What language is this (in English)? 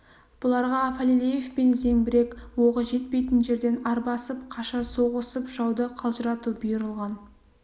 Kazakh